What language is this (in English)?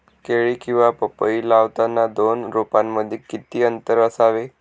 Marathi